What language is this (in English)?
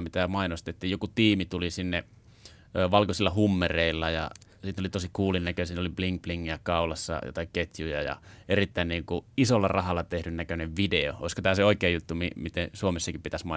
Finnish